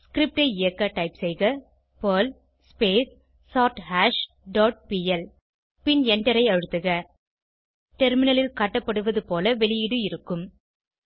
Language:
Tamil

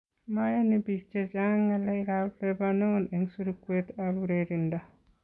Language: Kalenjin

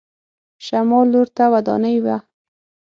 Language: Pashto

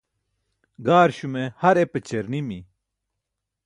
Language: Burushaski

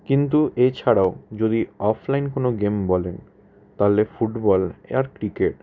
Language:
Bangla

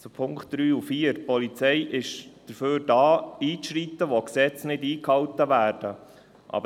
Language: Swiss German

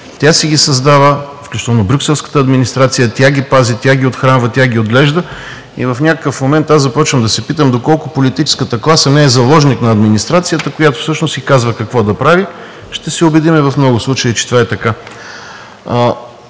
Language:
Bulgarian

